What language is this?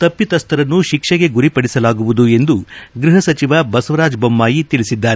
Kannada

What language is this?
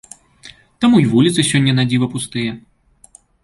Belarusian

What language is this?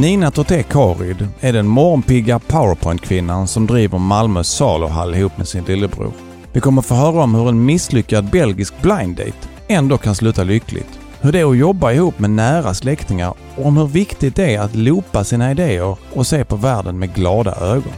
Swedish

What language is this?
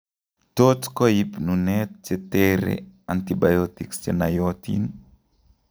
Kalenjin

